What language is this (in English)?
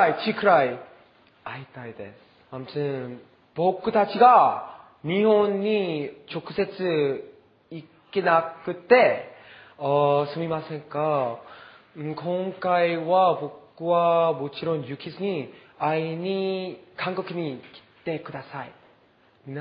Japanese